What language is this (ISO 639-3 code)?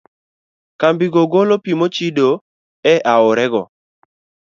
luo